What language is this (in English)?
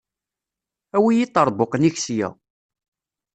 Kabyle